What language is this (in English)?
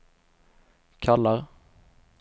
Swedish